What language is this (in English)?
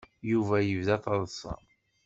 Kabyle